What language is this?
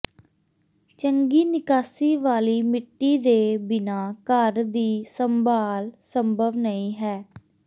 Punjabi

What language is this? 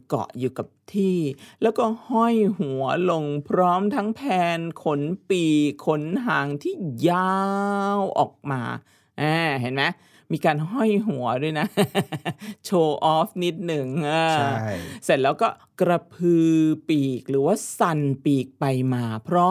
Thai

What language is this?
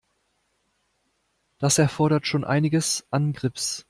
German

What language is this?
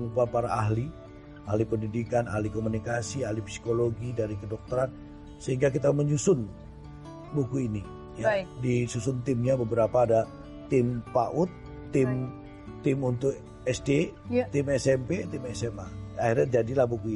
Indonesian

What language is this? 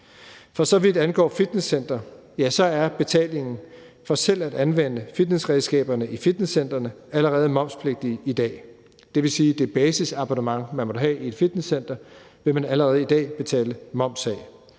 Danish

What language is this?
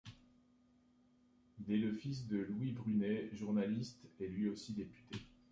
French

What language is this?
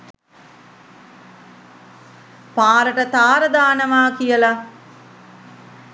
Sinhala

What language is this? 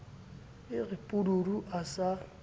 Southern Sotho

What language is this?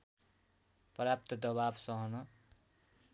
Nepali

